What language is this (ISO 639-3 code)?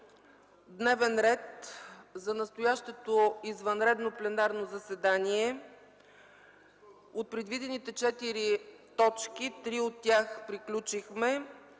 bul